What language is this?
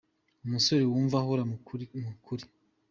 Kinyarwanda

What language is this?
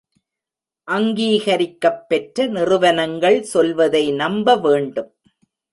Tamil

